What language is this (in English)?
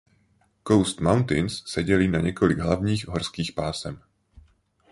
Czech